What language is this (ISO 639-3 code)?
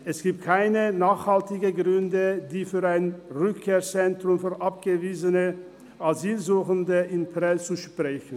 gsw